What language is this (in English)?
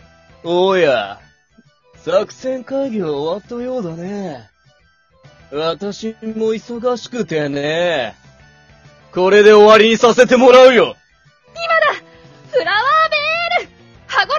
Japanese